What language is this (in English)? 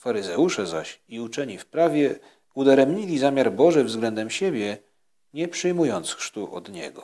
Polish